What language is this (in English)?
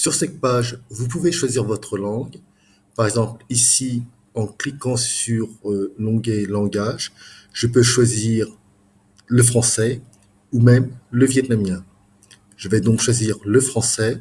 French